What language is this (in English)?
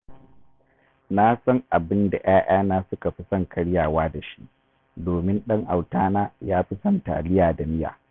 Hausa